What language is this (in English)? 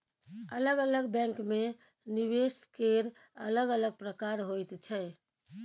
Maithili